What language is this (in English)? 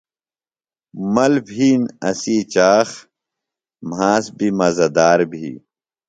Phalura